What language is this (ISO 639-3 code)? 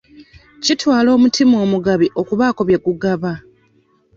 lug